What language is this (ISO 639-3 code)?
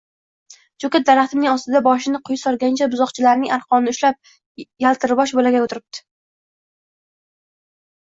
uzb